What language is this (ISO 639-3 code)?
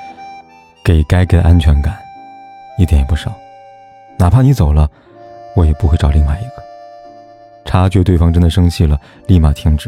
zho